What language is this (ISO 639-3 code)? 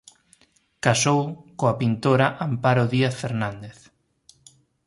glg